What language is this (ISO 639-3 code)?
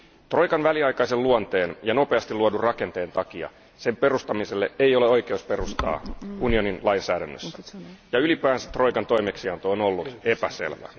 fin